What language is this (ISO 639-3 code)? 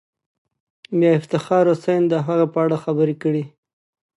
pus